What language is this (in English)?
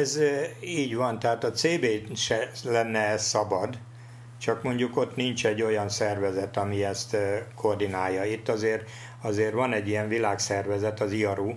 Hungarian